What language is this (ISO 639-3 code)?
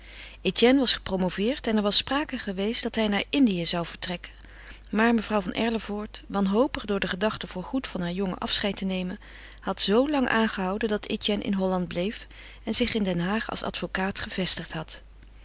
nld